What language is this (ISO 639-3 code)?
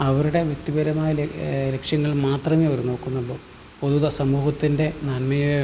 mal